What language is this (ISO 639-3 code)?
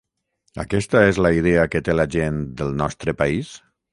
cat